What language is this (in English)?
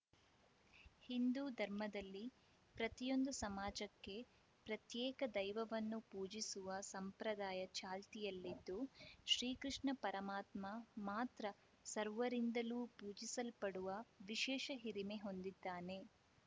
Kannada